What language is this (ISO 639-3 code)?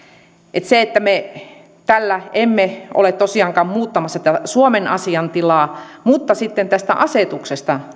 fin